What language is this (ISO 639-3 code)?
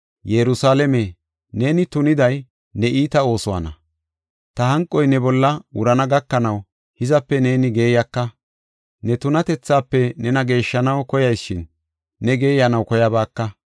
gof